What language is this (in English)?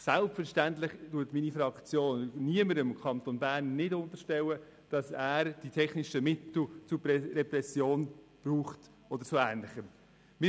Swiss German